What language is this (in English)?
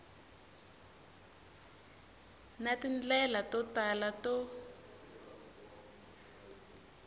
Tsonga